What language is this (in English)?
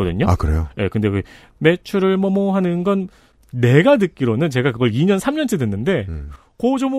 Korean